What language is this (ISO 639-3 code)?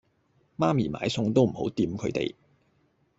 yue